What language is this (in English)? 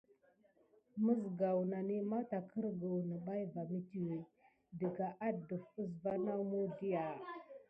Gidar